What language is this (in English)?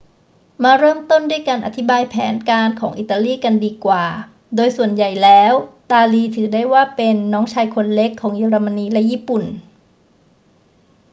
Thai